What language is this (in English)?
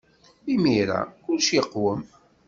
Kabyle